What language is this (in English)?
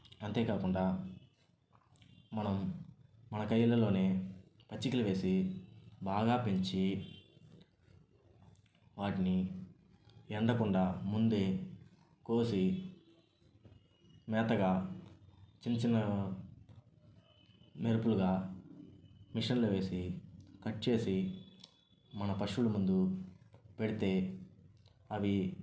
Telugu